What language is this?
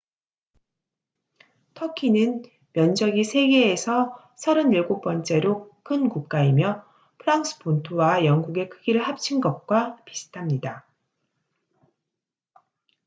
Korean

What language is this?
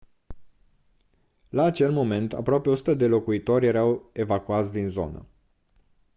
Romanian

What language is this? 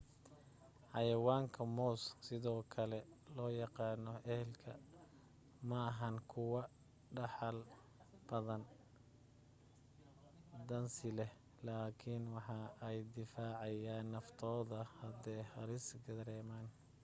Somali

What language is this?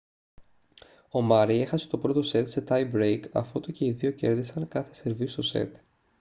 Greek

